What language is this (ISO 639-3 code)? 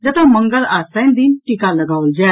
mai